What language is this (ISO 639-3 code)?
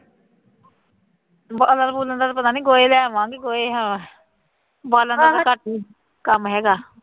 pan